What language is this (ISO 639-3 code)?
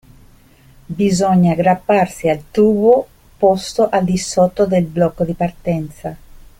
ita